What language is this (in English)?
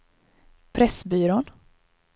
Swedish